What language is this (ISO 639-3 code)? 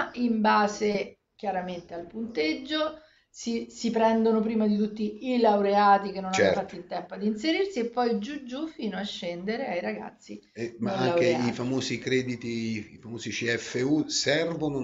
ita